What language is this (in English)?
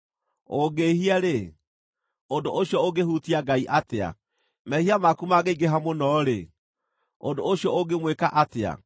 Kikuyu